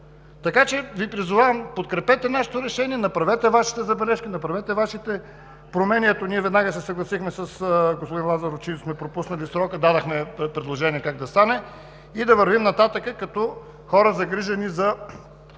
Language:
Bulgarian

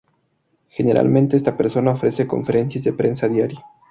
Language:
Spanish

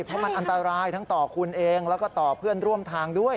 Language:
Thai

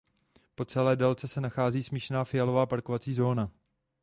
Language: Czech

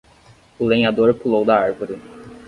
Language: Portuguese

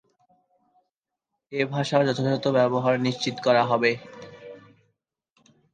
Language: Bangla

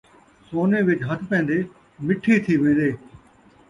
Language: Saraiki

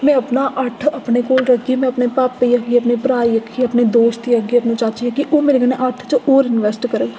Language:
Dogri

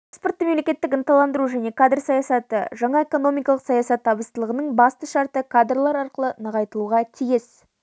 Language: Kazakh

